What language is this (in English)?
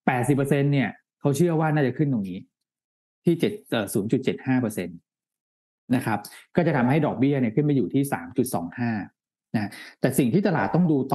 Thai